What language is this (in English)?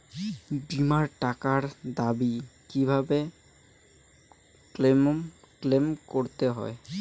Bangla